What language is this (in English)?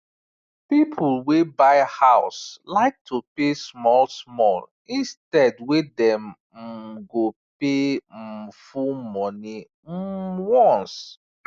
Nigerian Pidgin